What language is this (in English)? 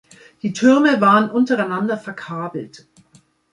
German